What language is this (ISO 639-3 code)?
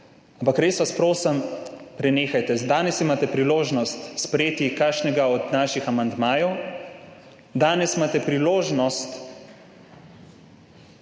slv